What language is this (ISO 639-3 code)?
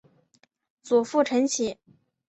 zho